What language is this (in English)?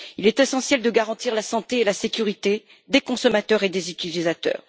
French